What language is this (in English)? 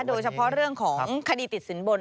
Thai